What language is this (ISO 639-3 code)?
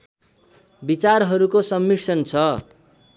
nep